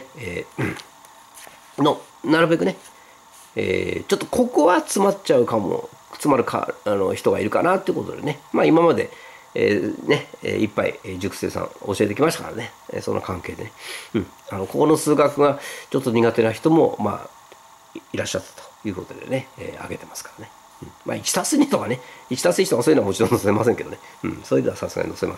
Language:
Japanese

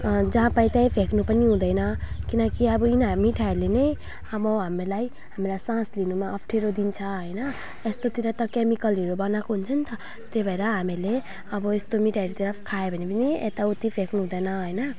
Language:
Nepali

